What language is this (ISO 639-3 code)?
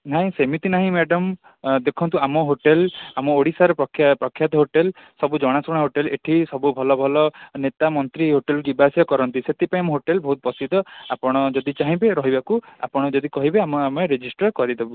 ori